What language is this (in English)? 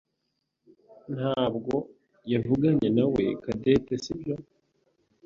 Kinyarwanda